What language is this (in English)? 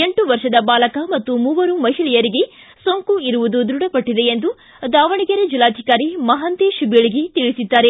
Kannada